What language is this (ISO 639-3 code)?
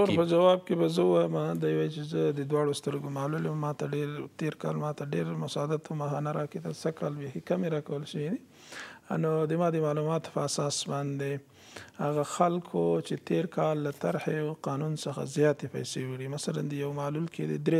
fas